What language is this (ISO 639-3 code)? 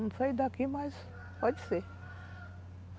por